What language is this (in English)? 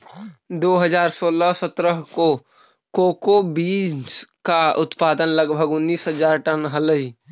Magahi